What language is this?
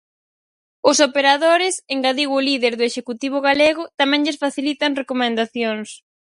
Galician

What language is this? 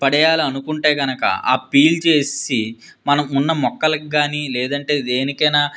Telugu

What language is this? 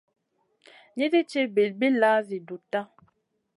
Masana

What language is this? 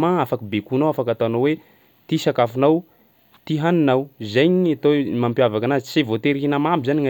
Sakalava Malagasy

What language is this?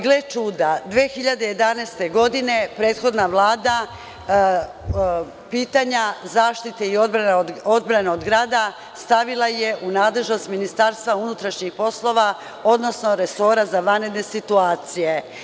Serbian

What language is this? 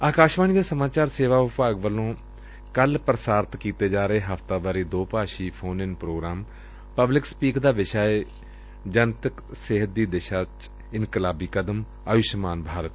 Punjabi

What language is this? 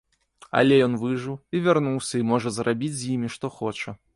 Belarusian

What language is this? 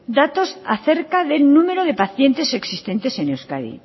Spanish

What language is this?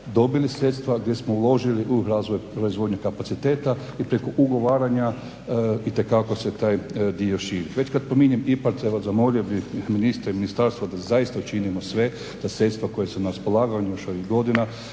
Croatian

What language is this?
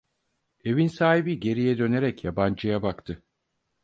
Turkish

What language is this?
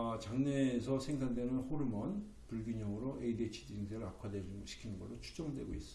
Korean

